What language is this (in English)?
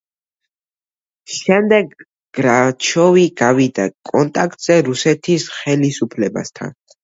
Georgian